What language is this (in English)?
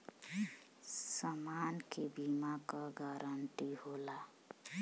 Bhojpuri